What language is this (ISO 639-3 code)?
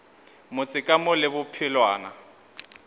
nso